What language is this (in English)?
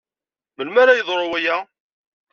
Kabyle